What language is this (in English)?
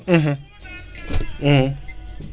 Wolof